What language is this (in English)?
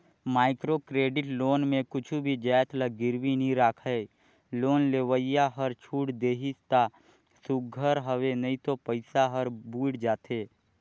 Chhattisgarhi